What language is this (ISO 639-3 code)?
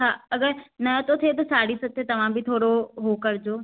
snd